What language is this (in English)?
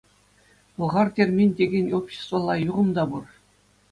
Chuvash